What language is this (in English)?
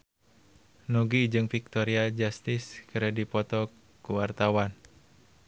Sundanese